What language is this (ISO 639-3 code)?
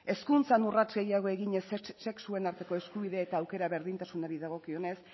eus